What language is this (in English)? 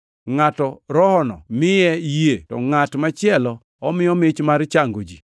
Luo (Kenya and Tanzania)